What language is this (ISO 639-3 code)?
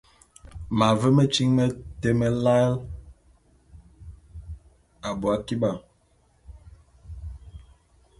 bum